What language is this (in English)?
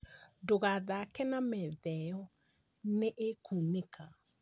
Kikuyu